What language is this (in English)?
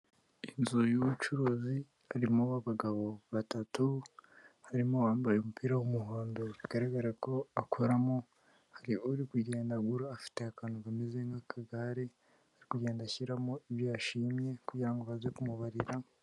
Kinyarwanda